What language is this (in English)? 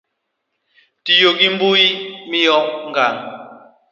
Luo (Kenya and Tanzania)